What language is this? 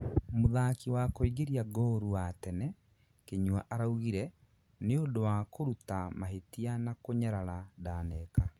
Kikuyu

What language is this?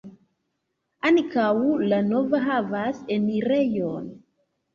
Esperanto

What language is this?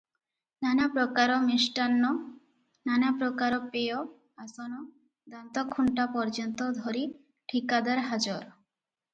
Odia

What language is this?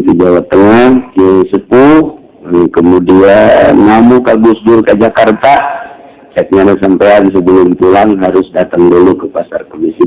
Indonesian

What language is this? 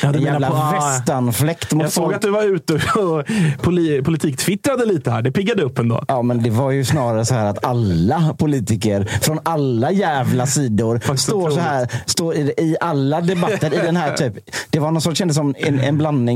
Swedish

